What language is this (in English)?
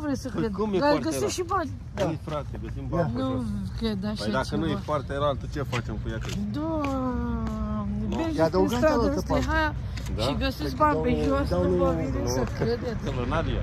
Romanian